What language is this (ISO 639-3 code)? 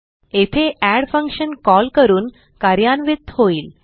mar